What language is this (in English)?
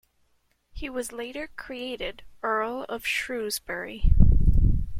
English